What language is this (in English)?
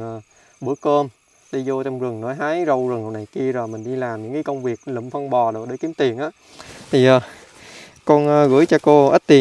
Vietnamese